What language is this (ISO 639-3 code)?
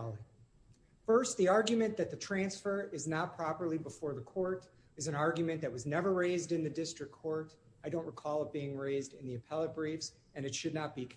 eng